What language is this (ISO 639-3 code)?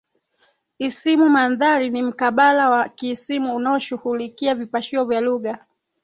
swa